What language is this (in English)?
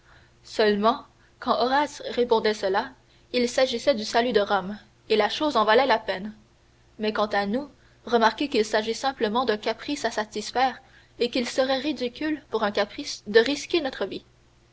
French